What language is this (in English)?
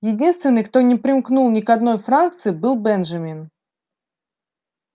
Russian